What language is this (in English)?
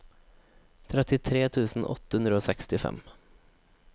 Norwegian